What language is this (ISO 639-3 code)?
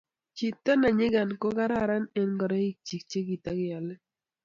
kln